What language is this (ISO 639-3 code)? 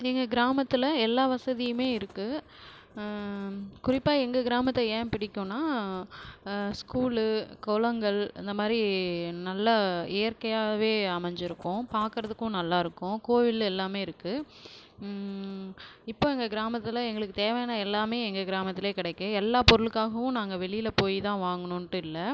tam